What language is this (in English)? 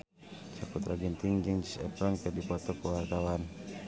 Sundanese